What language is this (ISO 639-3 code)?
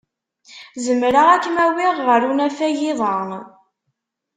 kab